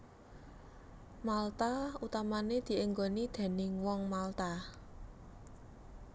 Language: Javanese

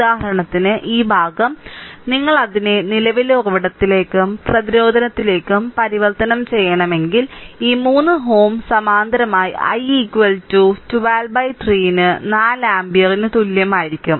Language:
Malayalam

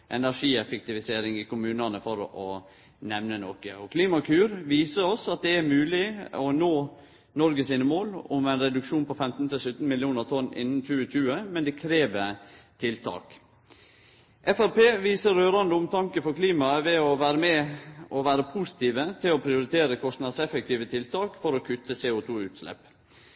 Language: Norwegian Nynorsk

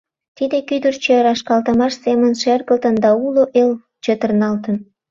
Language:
Mari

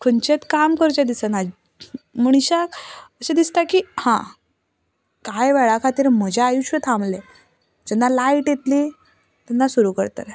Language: Konkani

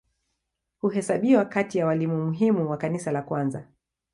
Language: Swahili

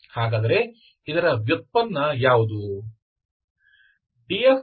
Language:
Kannada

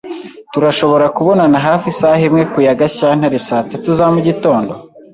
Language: Kinyarwanda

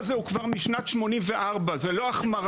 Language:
Hebrew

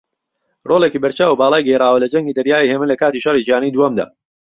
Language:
Central Kurdish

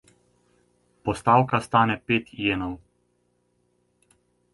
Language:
Slovenian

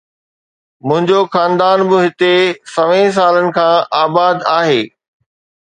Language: Sindhi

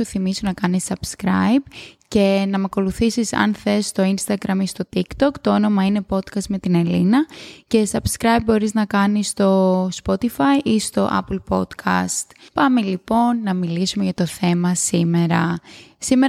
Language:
Greek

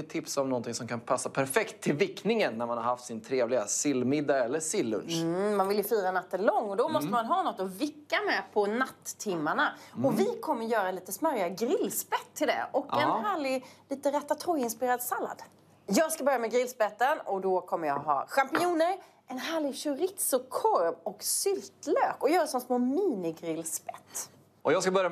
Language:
Swedish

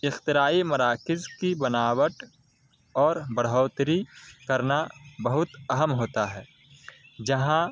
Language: Urdu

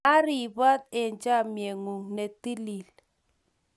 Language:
Kalenjin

